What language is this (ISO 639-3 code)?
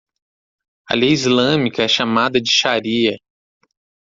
por